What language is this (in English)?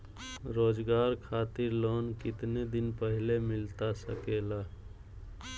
Magahi